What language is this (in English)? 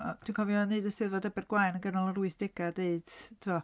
Welsh